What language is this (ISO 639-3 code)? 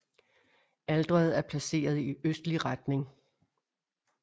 dan